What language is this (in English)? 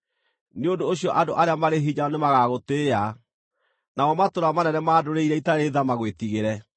Kikuyu